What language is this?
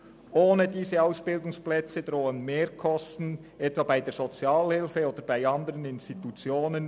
Swiss German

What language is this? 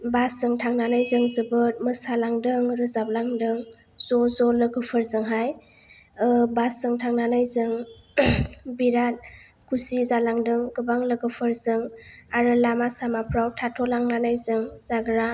Bodo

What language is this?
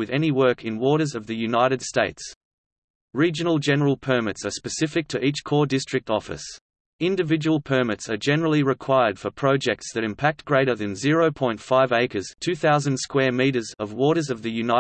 English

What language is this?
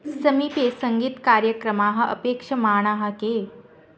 Sanskrit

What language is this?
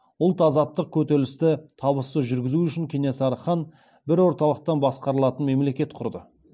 Kazakh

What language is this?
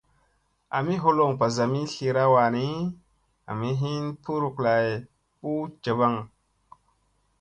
Musey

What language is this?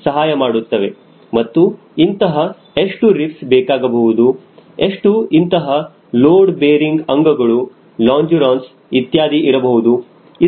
Kannada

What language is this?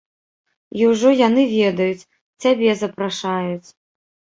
Belarusian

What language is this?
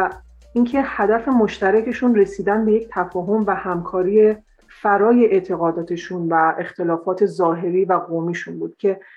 Persian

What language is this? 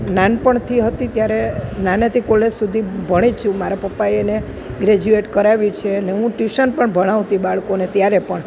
Gujarati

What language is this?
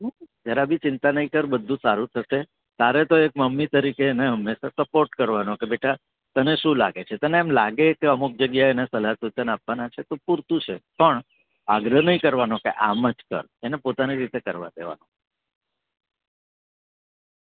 Gujarati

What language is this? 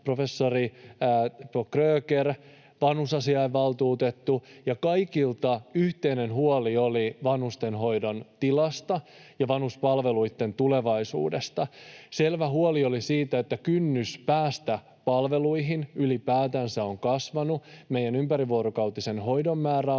Finnish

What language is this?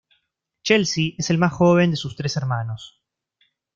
Spanish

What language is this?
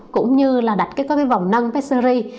Vietnamese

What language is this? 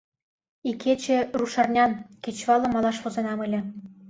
Mari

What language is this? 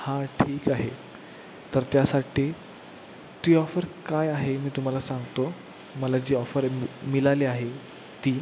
Marathi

